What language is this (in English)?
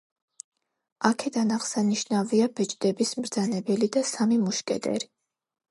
Georgian